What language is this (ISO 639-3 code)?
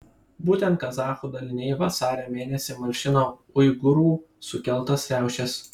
lit